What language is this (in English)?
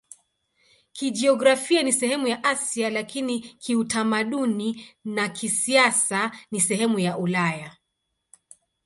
Swahili